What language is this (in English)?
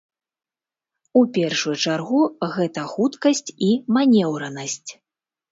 Belarusian